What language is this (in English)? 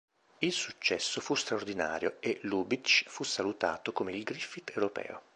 Italian